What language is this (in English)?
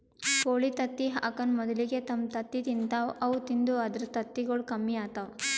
Kannada